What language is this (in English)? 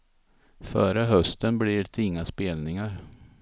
Swedish